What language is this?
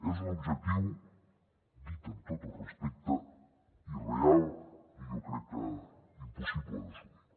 Catalan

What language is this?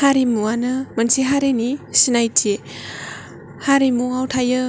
Bodo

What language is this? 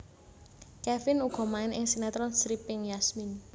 Javanese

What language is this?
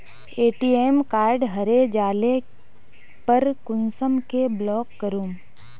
Magahi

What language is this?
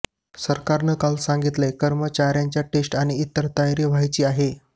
Marathi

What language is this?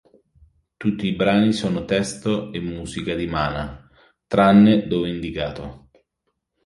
Italian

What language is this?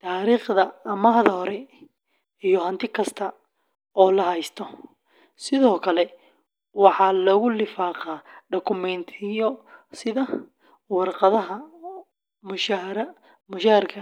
Somali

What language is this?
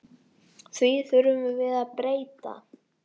Icelandic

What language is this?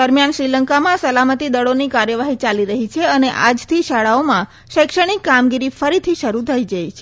Gujarati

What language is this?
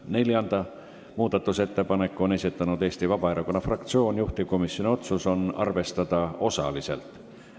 Estonian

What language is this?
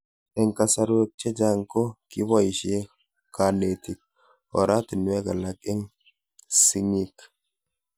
Kalenjin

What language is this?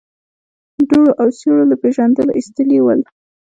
Pashto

